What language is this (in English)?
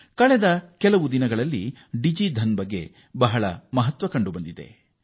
Kannada